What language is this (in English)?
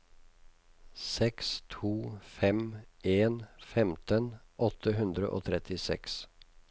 Norwegian